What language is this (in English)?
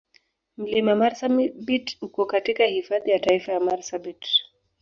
Swahili